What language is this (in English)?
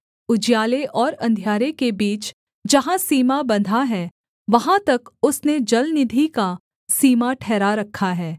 Hindi